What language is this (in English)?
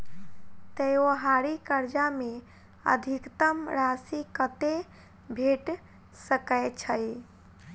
Maithili